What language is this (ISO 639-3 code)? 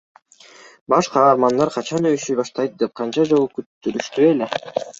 kir